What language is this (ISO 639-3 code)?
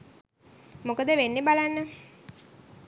sin